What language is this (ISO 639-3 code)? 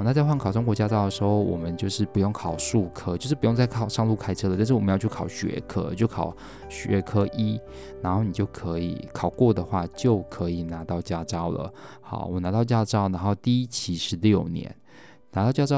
zho